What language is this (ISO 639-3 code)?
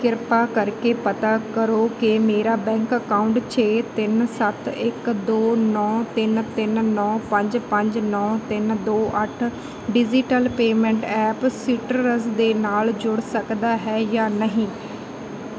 pan